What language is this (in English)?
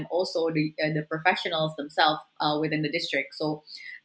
Indonesian